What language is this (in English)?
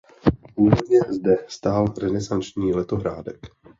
Czech